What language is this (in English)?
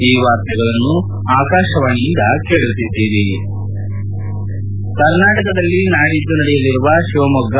Kannada